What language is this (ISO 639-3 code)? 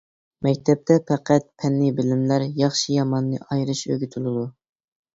uig